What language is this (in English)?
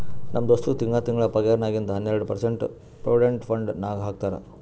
Kannada